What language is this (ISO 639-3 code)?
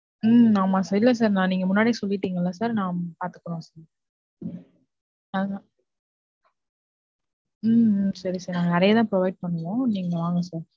tam